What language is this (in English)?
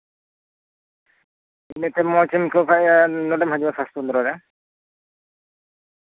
Santali